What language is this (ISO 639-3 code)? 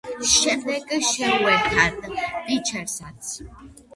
kat